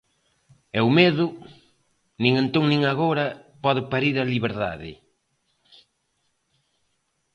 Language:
Galician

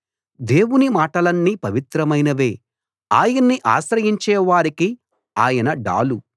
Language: Telugu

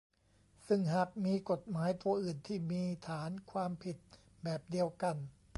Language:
Thai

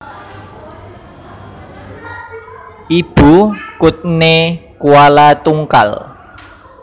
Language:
Javanese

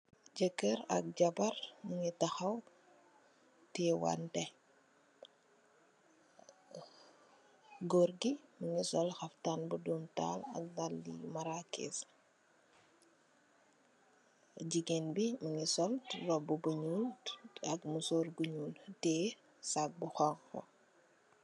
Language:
Wolof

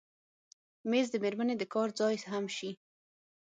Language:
Pashto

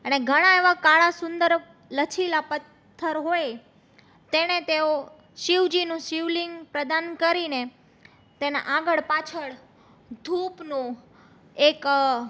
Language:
Gujarati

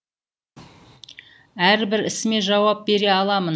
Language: Kazakh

